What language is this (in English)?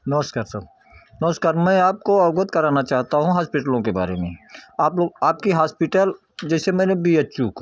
Hindi